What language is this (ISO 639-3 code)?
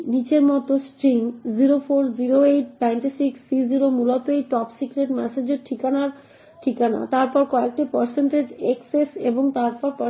ben